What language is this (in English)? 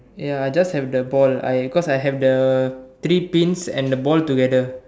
English